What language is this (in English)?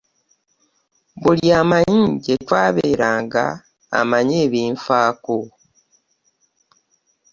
Ganda